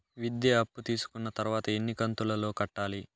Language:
Telugu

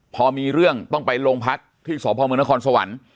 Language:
Thai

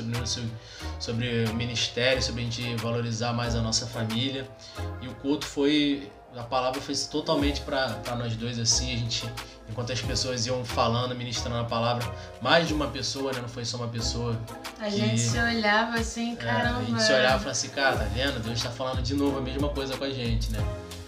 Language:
Portuguese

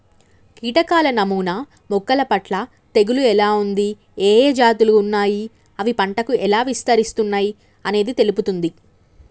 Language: Telugu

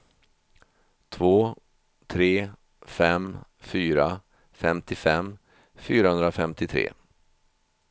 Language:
Swedish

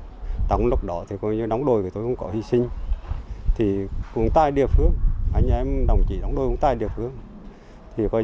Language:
Vietnamese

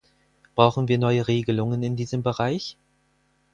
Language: German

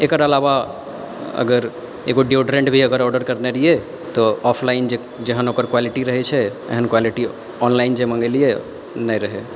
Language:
Maithili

